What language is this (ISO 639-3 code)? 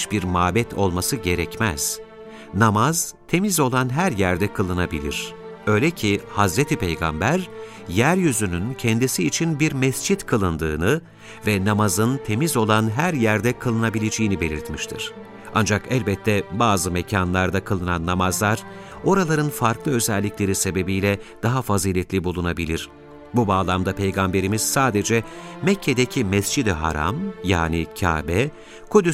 tur